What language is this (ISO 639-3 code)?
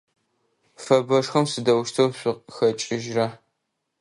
ady